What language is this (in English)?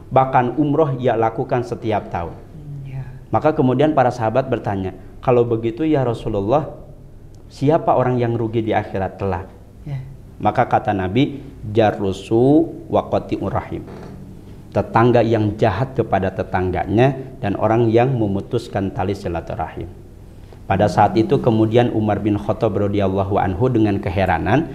Indonesian